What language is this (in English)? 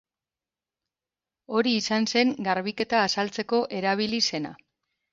Basque